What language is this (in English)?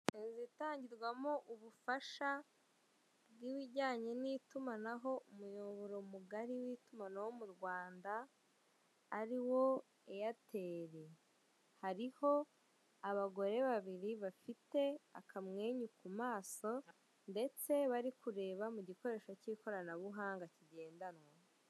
Kinyarwanda